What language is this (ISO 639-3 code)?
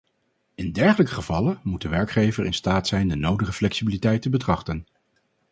nld